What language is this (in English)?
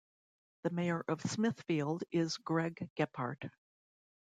English